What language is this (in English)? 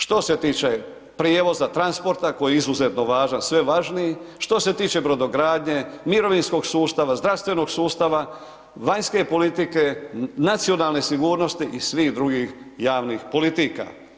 Croatian